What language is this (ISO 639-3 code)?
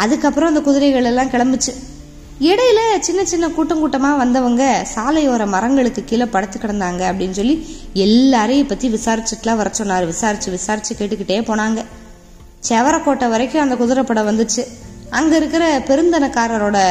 tam